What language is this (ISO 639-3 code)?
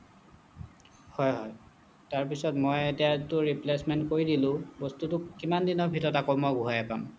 asm